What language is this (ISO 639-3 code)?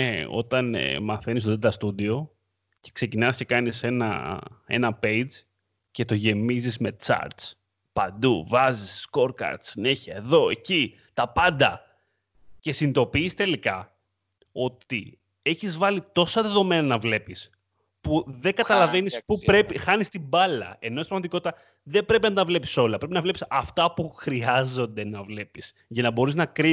ell